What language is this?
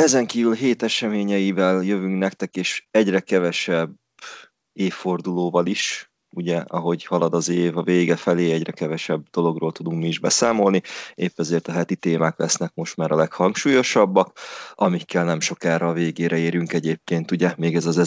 Hungarian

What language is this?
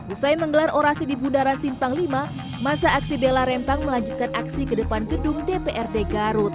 Indonesian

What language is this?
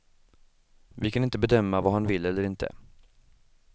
Swedish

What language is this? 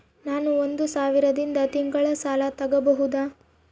Kannada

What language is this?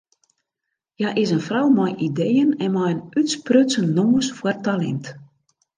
Western Frisian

